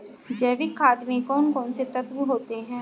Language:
Hindi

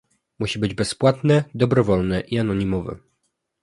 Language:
Polish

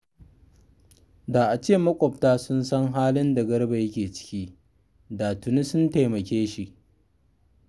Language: Hausa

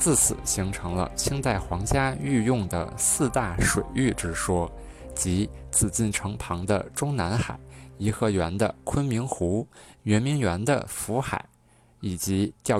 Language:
Chinese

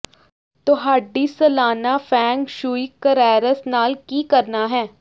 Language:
Punjabi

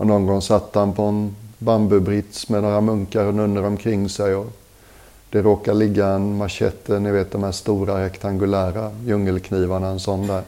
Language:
Swedish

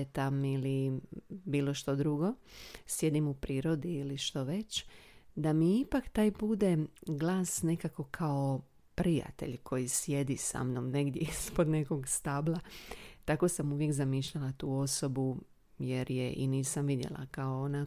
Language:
Croatian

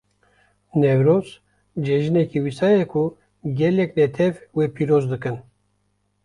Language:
Kurdish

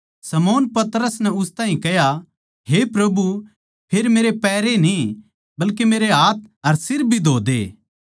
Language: Haryanvi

